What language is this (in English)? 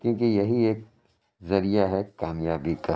Urdu